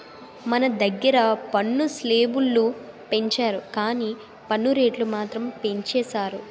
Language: Telugu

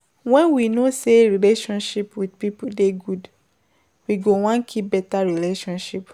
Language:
Nigerian Pidgin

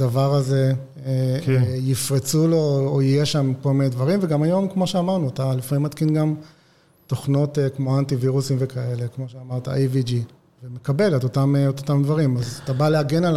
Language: Hebrew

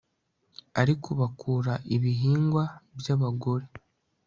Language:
Kinyarwanda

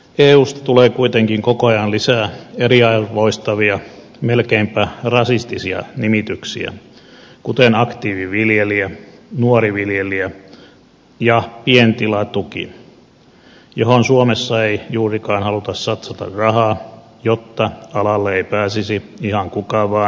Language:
Finnish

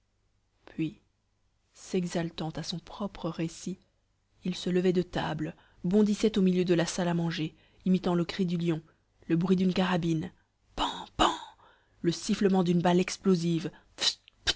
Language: French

